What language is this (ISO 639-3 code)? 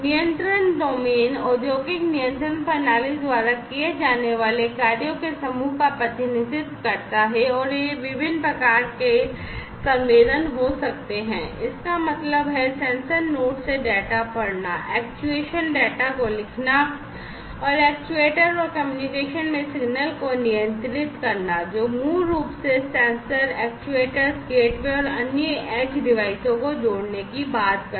hin